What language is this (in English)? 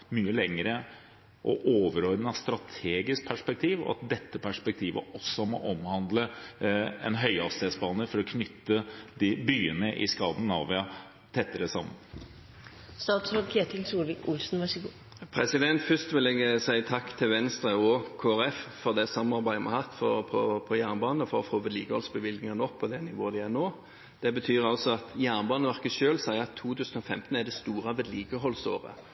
Norwegian Bokmål